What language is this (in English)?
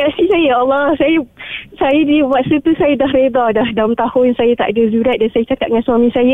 Malay